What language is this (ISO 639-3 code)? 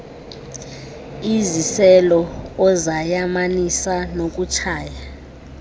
xho